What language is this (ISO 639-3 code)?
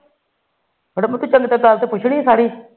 pan